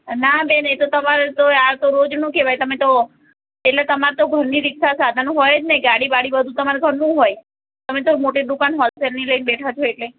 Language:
Gujarati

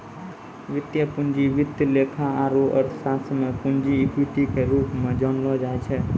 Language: Maithili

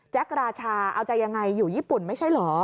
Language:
Thai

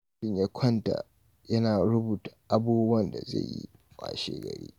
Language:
Hausa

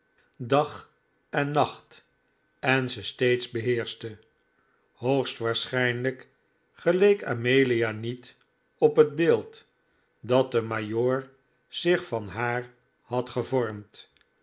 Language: Dutch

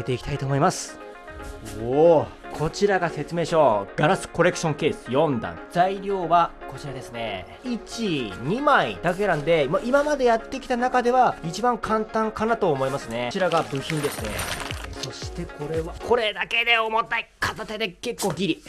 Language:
Japanese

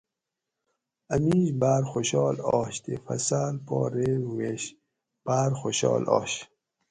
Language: Gawri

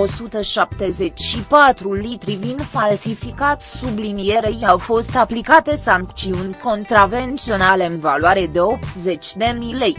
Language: Romanian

